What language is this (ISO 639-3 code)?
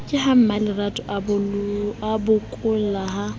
sot